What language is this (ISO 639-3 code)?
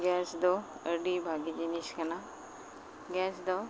sat